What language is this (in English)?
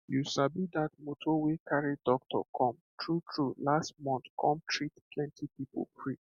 Nigerian Pidgin